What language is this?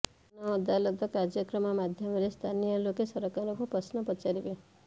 Odia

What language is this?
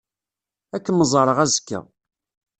Kabyle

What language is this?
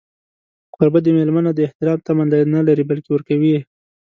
Pashto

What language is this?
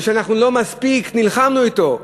Hebrew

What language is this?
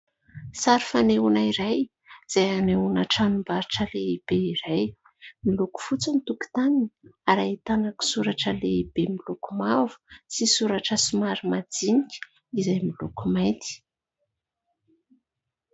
Malagasy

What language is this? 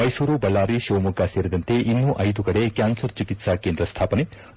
Kannada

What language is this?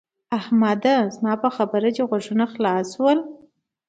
Pashto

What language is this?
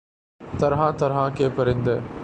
Urdu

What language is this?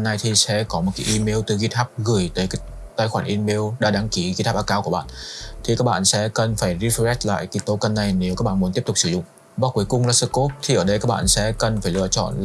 Vietnamese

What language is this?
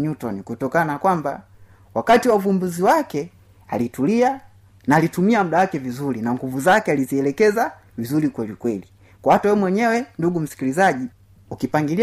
Swahili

